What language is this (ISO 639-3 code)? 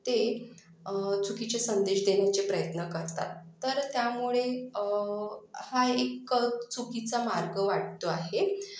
mar